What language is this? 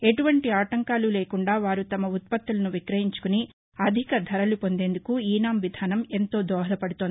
Telugu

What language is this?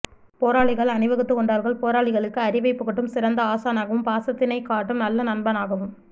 Tamil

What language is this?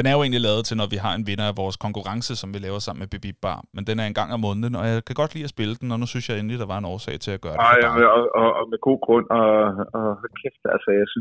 Danish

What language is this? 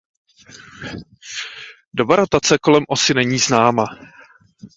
Czech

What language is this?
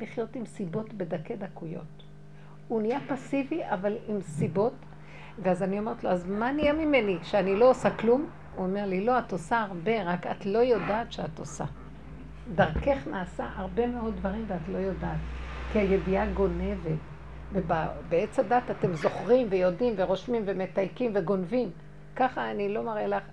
Hebrew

